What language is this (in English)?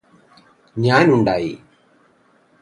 Malayalam